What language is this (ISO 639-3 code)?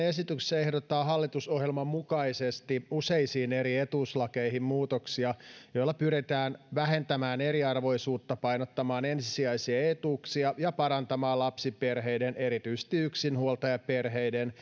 fin